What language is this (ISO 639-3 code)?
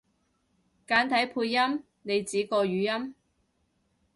yue